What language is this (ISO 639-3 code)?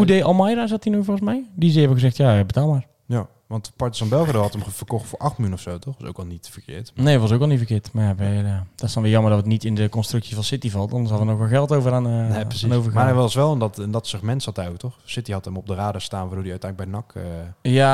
nld